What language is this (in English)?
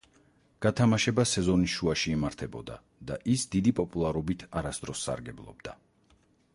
Georgian